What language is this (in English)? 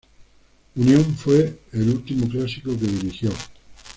Spanish